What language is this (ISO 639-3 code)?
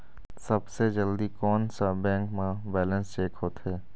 hne